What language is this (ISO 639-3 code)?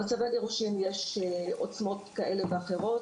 heb